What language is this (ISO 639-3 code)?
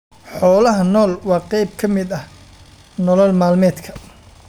som